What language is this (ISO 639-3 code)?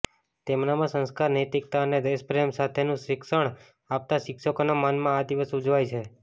guj